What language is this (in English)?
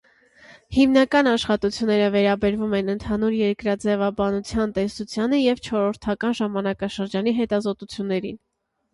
Armenian